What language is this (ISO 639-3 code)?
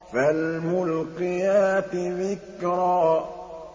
ara